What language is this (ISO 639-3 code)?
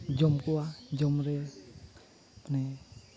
sat